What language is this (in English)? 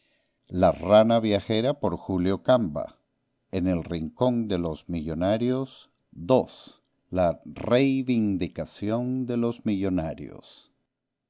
Spanish